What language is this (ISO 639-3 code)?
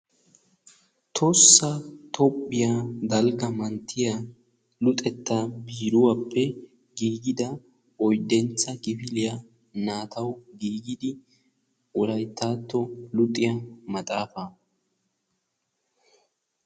wal